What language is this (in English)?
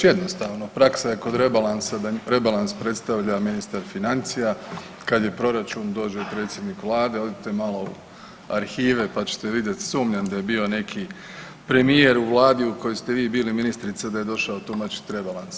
Croatian